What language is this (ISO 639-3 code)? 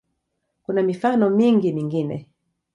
swa